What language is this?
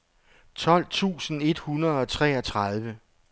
Danish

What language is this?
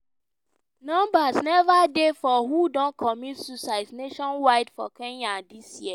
Nigerian Pidgin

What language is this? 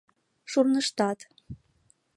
Mari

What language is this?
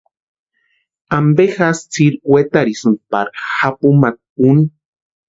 Western Highland Purepecha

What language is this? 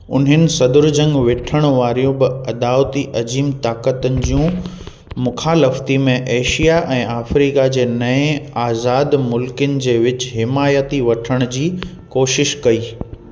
Sindhi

